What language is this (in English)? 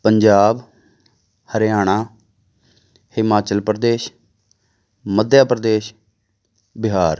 Punjabi